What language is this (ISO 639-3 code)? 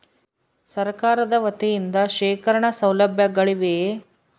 kan